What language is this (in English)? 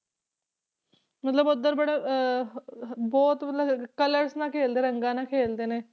Punjabi